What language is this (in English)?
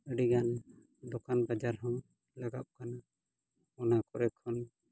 Santali